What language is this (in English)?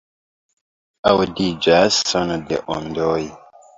Esperanto